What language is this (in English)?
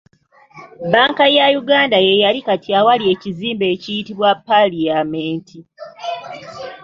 Ganda